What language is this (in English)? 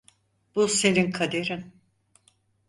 Turkish